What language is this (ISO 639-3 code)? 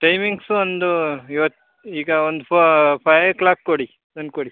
kan